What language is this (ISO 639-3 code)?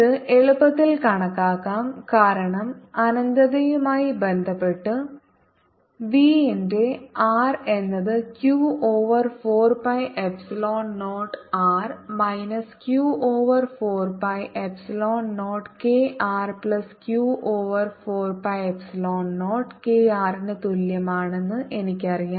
mal